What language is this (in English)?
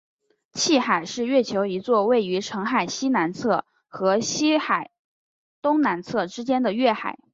Chinese